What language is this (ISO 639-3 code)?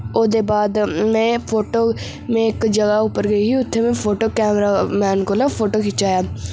doi